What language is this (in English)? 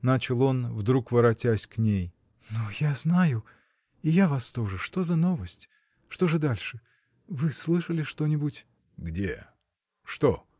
Russian